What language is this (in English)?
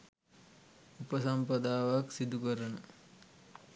Sinhala